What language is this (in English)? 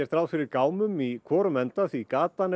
Icelandic